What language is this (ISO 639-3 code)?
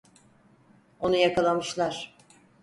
tur